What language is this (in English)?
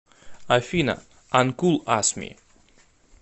Russian